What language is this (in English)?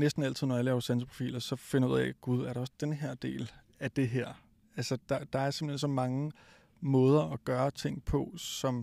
Danish